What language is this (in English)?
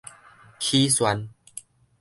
Min Nan Chinese